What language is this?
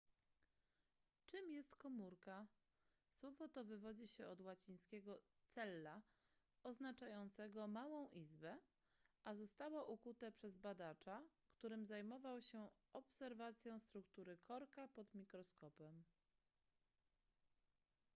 Polish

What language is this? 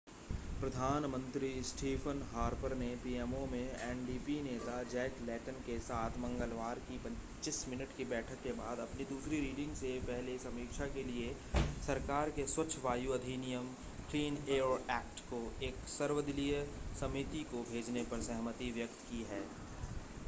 Hindi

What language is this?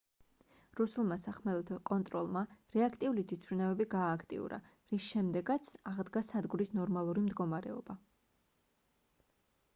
Georgian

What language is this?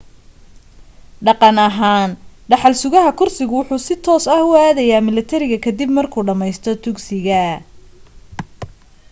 Somali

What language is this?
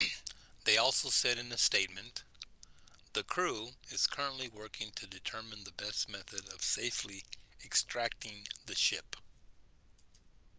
English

